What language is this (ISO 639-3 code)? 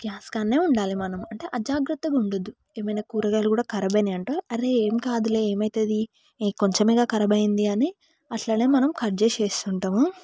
tel